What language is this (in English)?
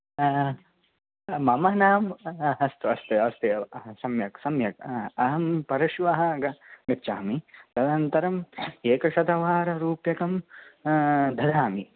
Sanskrit